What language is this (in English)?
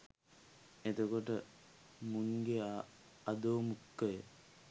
Sinhala